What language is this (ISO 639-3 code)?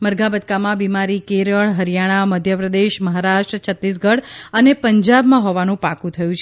guj